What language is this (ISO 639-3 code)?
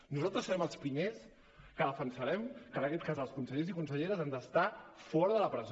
cat